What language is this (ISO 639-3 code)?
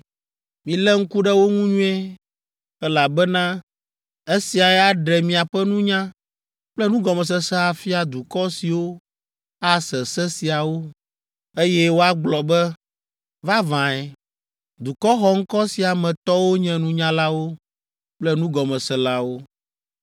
ewe